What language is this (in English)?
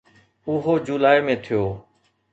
Sindhi